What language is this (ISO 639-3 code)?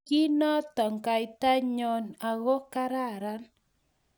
kln